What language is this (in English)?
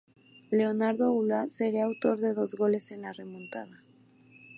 Spanish